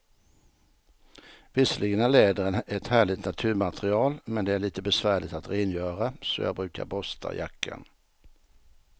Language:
Swedish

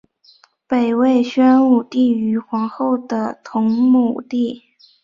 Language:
Chinese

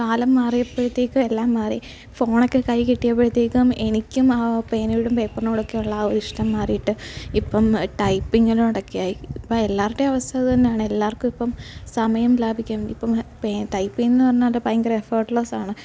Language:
Malayalam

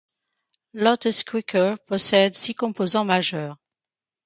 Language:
French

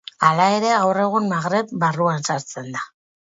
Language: Basque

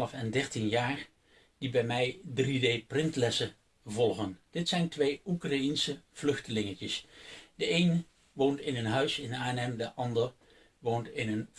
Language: Dutch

